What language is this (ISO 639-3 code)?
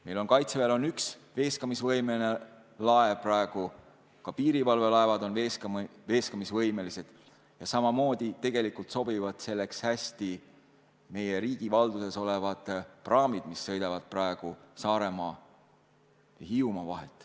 est